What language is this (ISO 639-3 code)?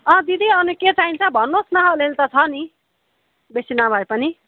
nep